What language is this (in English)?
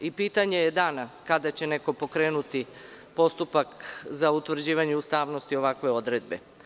Serbian